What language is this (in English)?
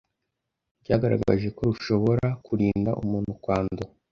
Kinyarwanda